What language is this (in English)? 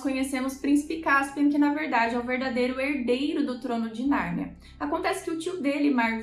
Portuguese